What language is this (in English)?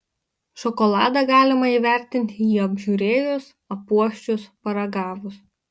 Lithuanian